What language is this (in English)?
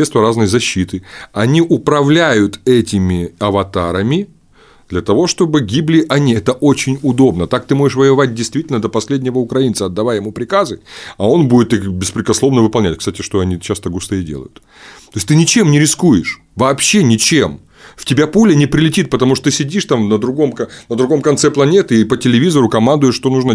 Russian